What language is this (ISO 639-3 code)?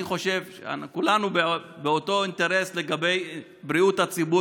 heb